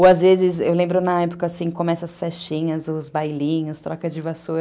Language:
Portuguese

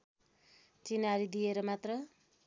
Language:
Nepali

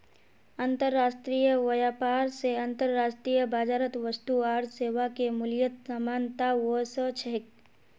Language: Magahi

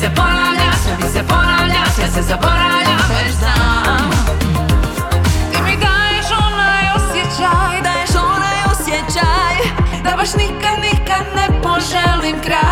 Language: Croatian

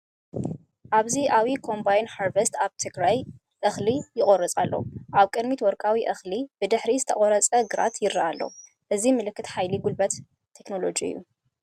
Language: Tigrinya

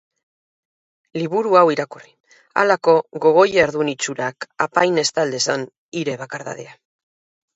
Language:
Basque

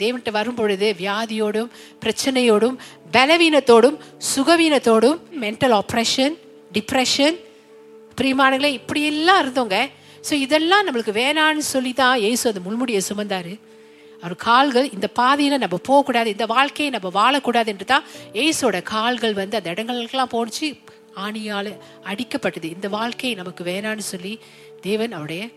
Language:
Tamil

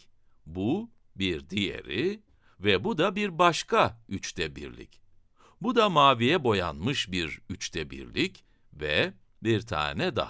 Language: Turkish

